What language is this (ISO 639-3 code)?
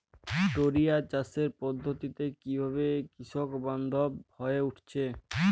ben